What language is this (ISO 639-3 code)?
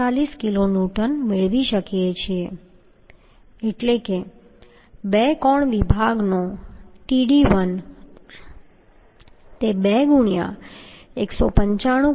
guj